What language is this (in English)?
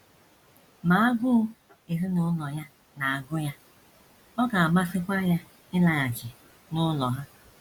Igbo